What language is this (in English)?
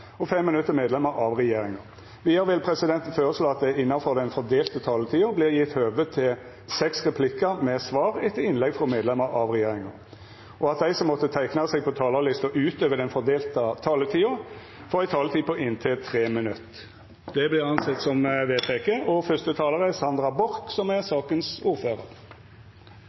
Norwegian